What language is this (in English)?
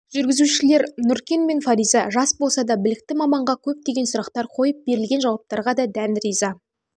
Kazakh